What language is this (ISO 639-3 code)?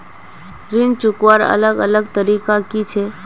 mag